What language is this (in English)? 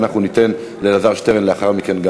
Hebrew